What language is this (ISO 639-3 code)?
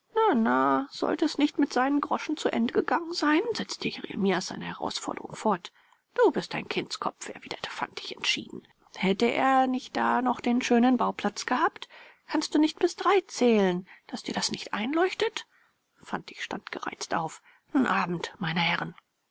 deu